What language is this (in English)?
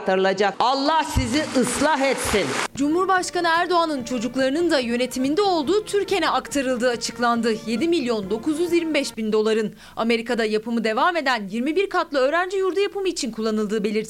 Turkish